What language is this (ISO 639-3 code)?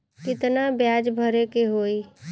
bho